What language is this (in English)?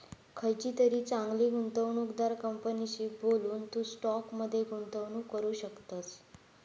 Marathi